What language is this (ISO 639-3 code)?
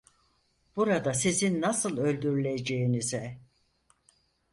tur